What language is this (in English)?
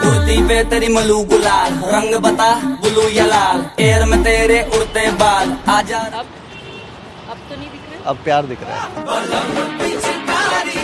Hindi